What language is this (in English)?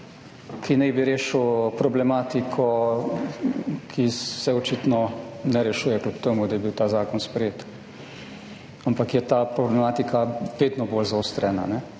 Slovenian